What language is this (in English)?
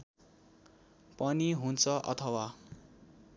Nepali